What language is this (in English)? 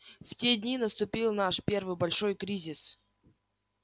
Russian